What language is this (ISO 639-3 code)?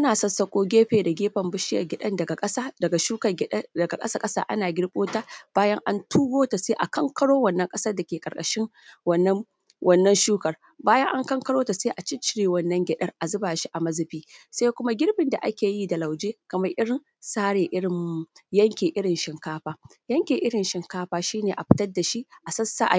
hau